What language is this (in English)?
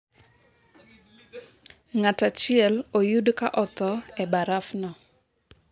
Luo (Kenya and Tanzania)